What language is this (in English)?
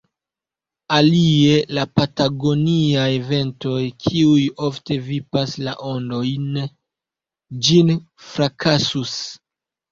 Esperanto